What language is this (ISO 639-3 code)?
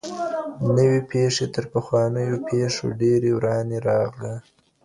pus